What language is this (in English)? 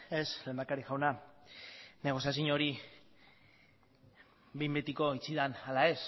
Basque